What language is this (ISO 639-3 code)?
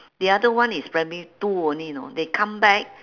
eng